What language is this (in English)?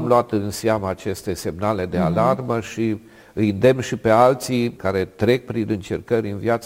Romanian